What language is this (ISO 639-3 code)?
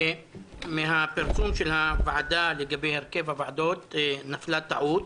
heb